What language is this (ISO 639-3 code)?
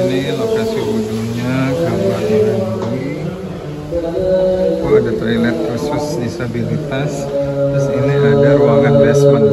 ind